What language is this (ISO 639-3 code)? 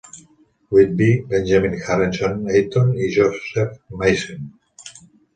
cat